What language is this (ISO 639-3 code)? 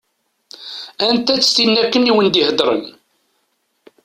kab